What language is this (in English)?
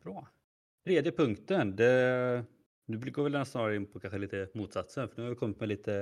Swedish